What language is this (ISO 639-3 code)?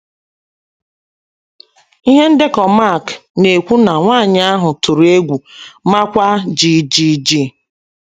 ibo